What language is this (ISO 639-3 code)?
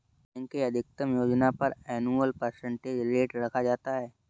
hin